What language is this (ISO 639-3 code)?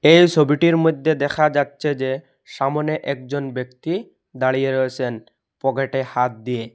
ben